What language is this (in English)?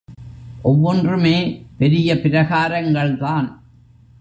Tamil